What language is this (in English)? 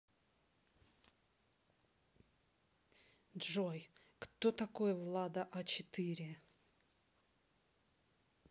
Russian